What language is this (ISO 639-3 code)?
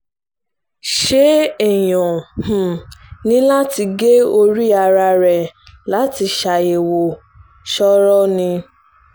yor